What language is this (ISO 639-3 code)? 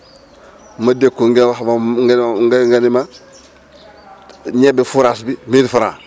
wol